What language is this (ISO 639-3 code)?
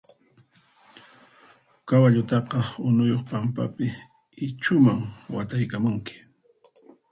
qxp